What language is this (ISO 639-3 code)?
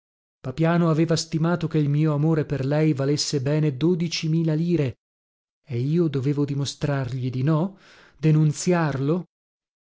ita